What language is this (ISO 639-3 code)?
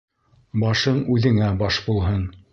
bak